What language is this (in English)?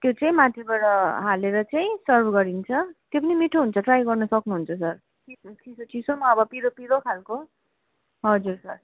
Nepali